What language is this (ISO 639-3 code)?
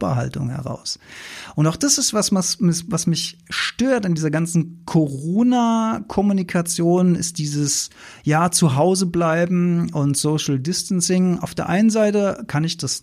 deu